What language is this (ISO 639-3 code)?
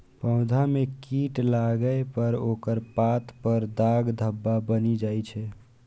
mai